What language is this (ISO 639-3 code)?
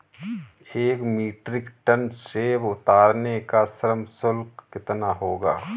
hin